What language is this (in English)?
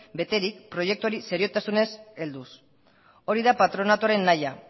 Basque